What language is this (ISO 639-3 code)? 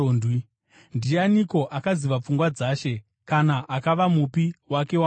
sna